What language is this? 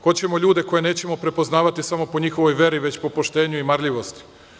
Serbian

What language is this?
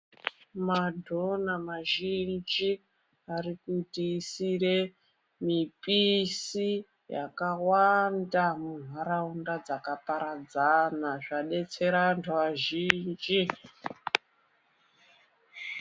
Ndau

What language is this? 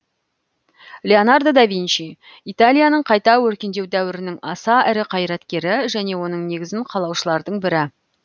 Kazakh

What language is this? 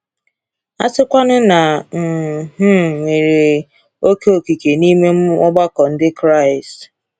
Igbo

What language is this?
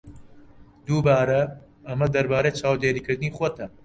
Central Kurdish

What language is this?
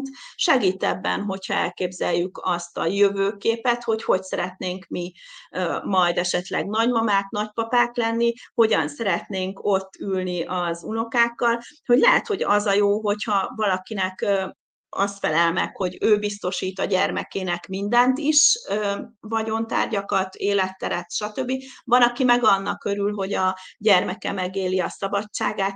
Hungarian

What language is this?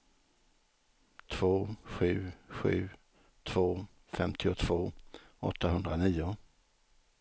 Swedish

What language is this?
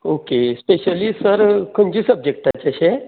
Konkani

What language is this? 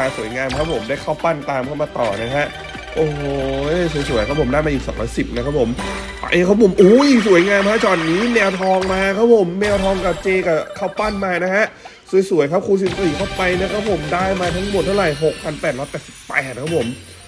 Thai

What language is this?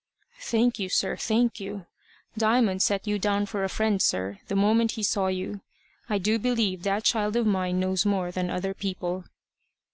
English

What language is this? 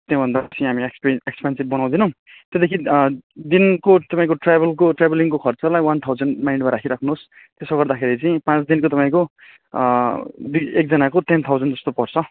Nepali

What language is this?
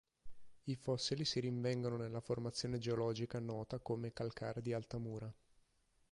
Italian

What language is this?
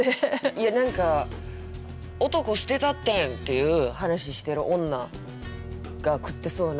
Japanese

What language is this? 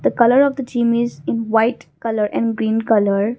English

